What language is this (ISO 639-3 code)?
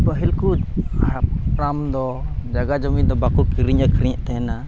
sat